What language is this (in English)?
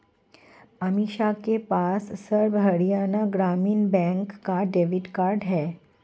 Hindi